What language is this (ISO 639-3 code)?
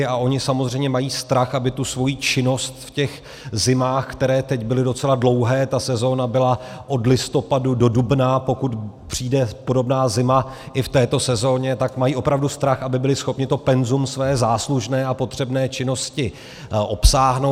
ces